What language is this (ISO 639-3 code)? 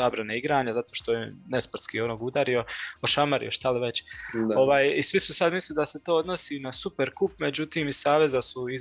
hrv